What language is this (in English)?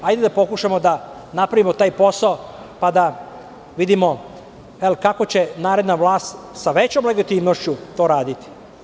Serbian